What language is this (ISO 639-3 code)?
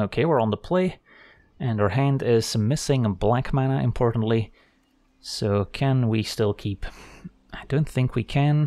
eng